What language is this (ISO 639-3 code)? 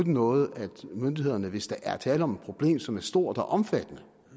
dan